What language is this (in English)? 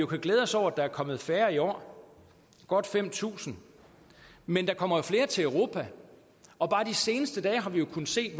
Danish